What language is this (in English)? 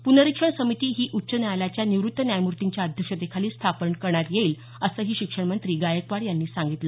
Marathi